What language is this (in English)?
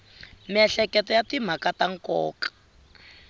Tsonga